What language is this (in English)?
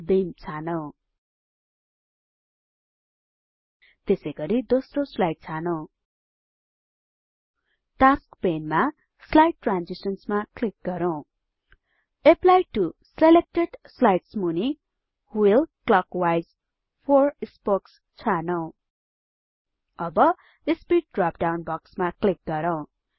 Nepali